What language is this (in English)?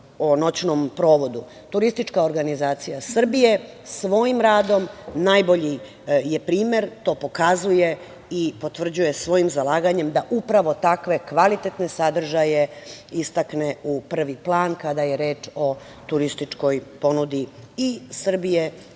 Serbian